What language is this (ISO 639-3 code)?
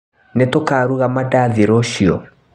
kik